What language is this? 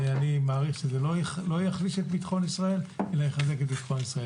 Hebrew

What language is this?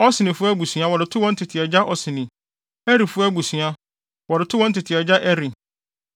Akan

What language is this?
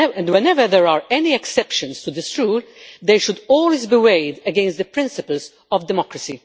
English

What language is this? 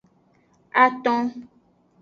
Aja (Benin)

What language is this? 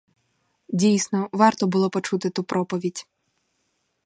Ukrainian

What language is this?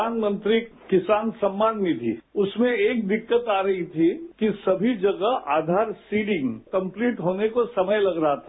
Hindi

